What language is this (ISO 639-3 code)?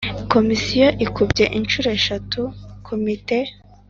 kin